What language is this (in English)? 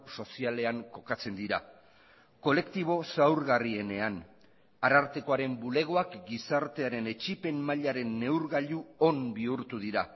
Basque